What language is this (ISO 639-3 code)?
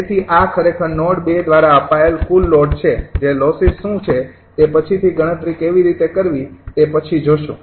guj